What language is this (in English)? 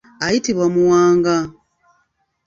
Ganda